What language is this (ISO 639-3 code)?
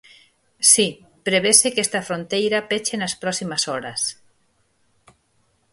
glg